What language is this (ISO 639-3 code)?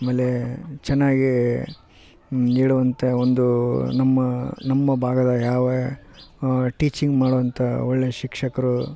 kan